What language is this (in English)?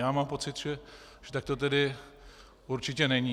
Czech